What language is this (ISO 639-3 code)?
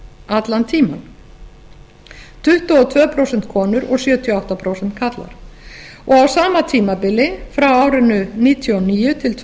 isl